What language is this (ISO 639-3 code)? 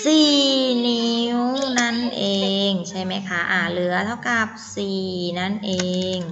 tha